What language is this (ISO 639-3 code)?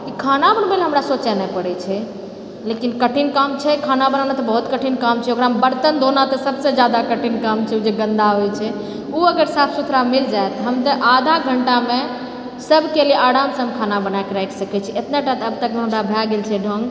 mai